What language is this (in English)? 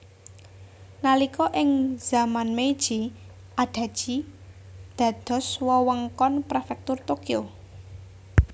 Javanese